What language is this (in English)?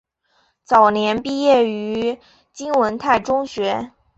Chinese